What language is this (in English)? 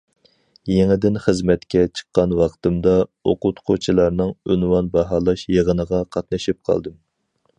Uyghur